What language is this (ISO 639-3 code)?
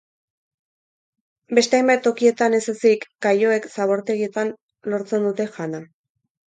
eus